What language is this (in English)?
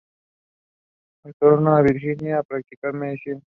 Spanish